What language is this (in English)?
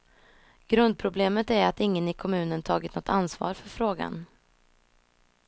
Swedish